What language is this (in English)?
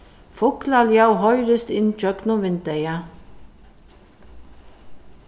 Faroese